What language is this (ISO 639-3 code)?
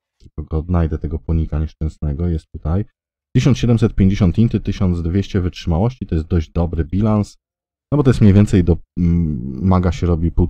pol